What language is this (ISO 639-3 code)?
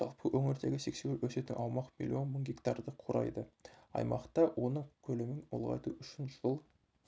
kaz